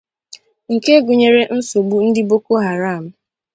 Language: Igbo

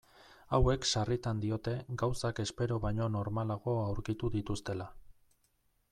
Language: Basque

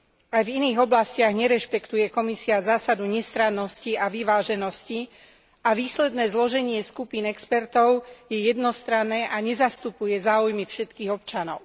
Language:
Slovak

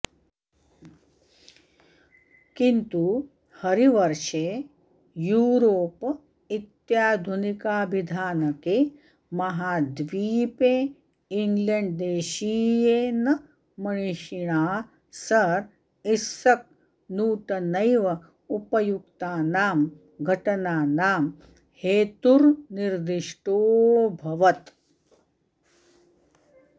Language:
Sanskrit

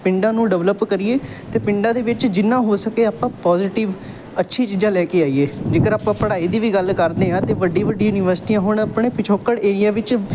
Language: Punjabi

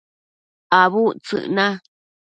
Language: Matsés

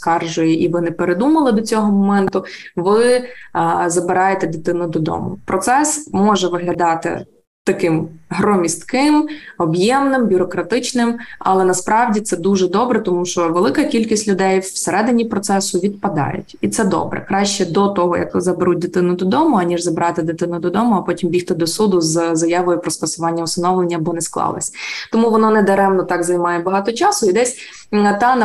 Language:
Ukrainian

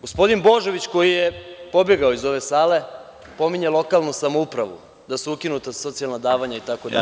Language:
Serbian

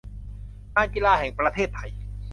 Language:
Thai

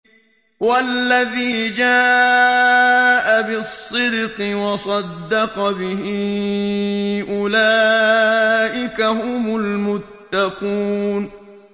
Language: Arabic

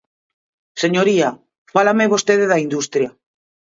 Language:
Galician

